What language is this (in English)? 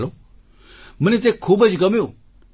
Gujarati